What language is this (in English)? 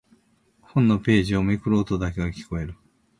Japanese